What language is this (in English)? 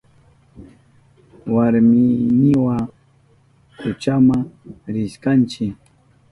Southern Pastaza Quechua